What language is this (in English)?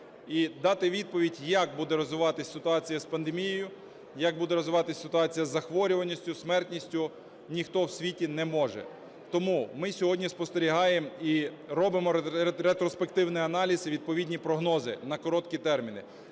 Ukrainian